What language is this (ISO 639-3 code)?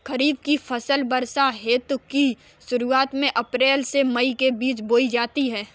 hin